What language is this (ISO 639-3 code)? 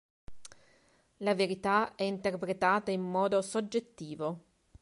ita